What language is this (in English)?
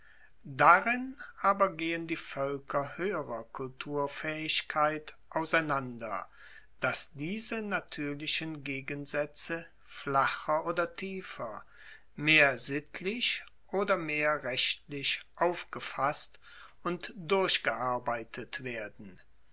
German